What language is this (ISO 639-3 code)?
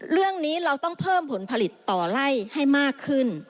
tha